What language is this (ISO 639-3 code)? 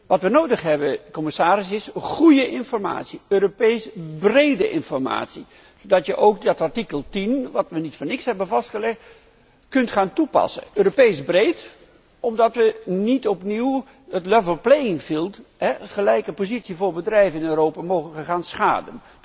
nld